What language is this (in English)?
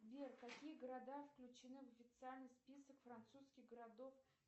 Russian